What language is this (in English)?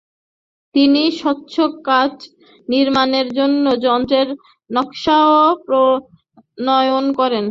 Bangla